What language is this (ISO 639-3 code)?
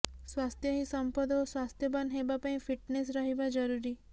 ori